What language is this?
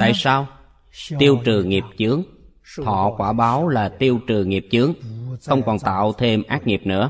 Vietnamese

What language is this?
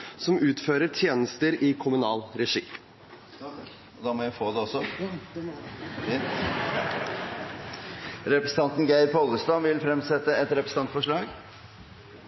Norwegian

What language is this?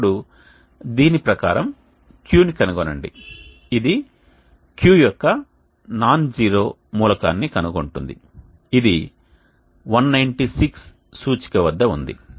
Telugu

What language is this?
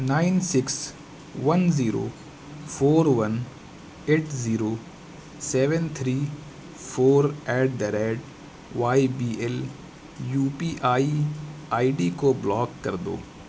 Urdu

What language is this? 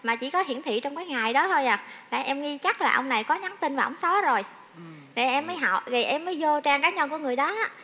Vietnamese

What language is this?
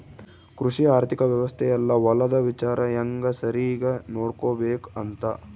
Kannada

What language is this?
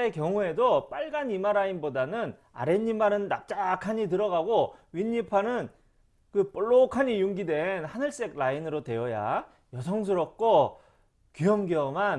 Korean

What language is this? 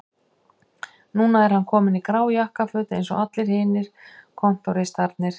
Icelandic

